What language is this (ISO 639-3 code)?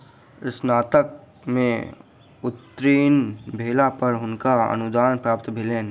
mai